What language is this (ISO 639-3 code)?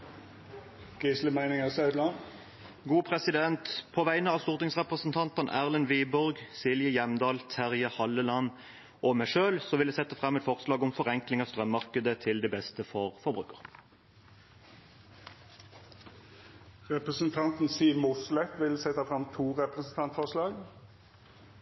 nor